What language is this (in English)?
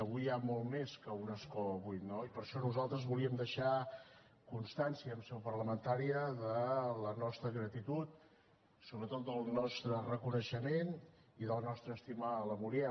Catalan